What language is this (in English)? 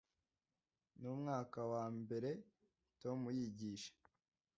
Kinyarwanda